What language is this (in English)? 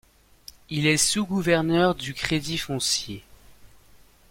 French